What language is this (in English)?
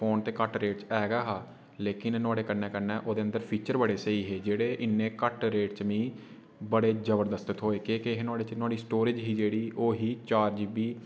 Dogri